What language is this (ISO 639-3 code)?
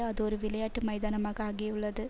tam